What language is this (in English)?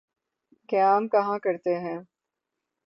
Urdu